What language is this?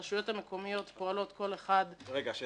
Hebrew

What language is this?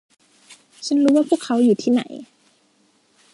Thai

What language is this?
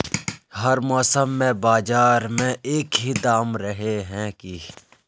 Magahi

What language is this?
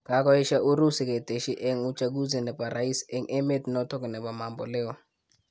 Kalenjin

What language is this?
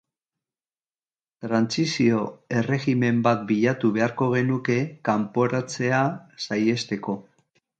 Basque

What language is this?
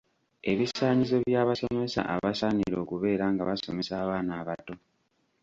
Ganda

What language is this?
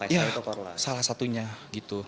Indonesian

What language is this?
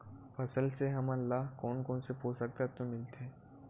Chhattisgarhi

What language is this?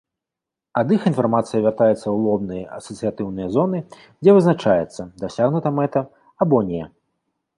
Belarusian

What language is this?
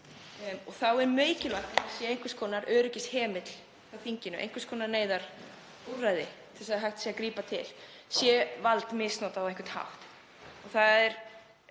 Icelandic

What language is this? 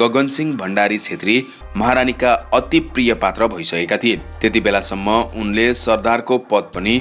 Romanian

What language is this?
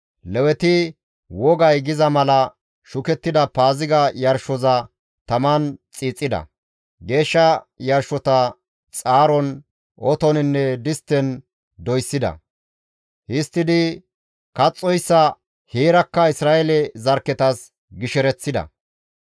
Gamo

